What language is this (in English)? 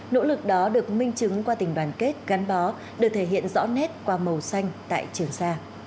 Vietnamese